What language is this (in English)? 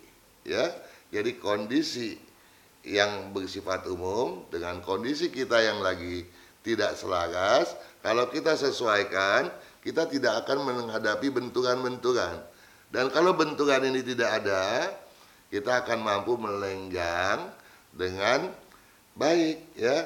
Indonesian